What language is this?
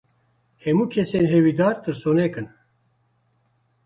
Kurdish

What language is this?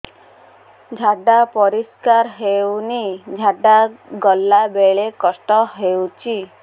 Odia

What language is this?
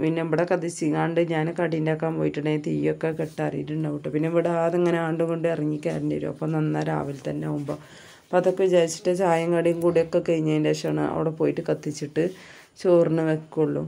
Arabic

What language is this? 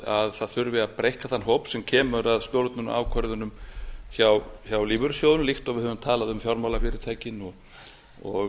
Icelandic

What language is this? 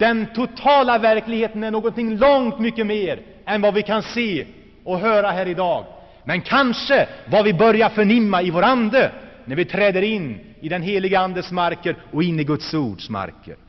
Swedish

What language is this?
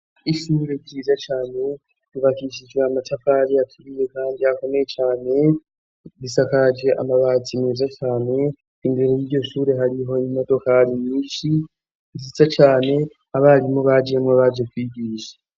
Rundi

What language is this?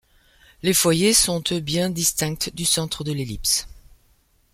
French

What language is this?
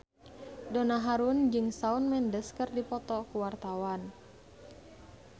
Sundanese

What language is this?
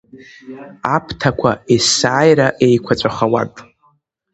Abkhazian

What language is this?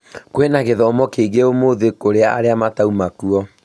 Kikuyu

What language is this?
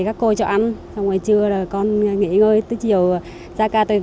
Vietnamese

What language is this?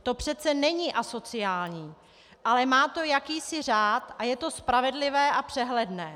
Czech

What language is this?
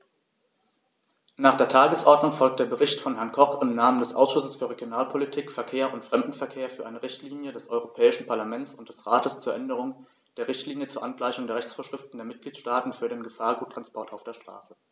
German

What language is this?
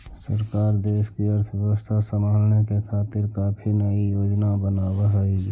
Magahi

